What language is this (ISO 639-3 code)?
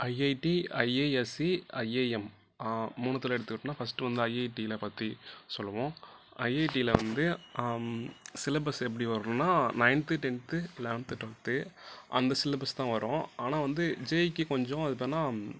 tam